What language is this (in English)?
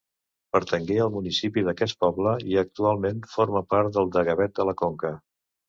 Catalan